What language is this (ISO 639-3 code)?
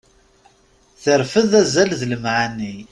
kab